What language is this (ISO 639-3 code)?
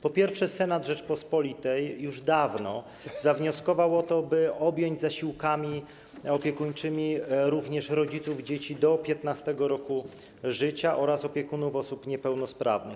pol